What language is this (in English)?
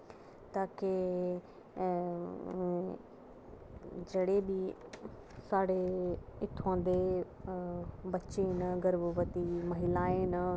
Dogri